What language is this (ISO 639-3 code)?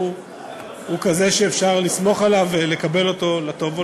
heb